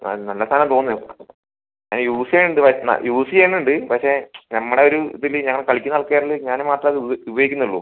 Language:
Malayalam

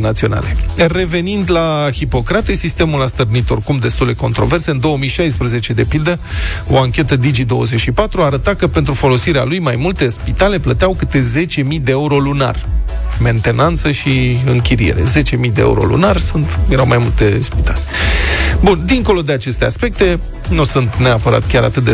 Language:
Romanian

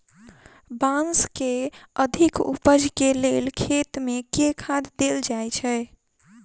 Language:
Maithili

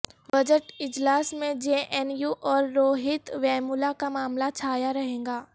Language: Urdu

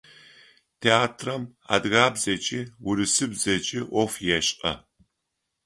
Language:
Adyghe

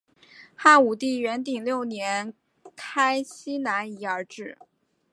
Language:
Chinese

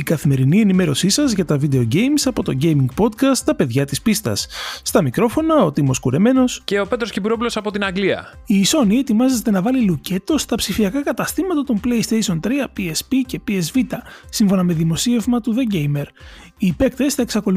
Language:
Greek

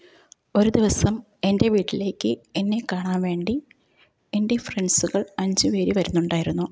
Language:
Malayalam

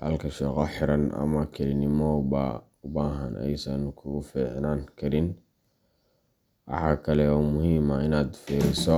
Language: Somali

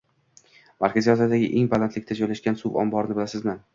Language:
Uzbek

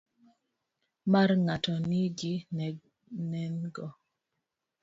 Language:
Luo (Kenya and Tanzania)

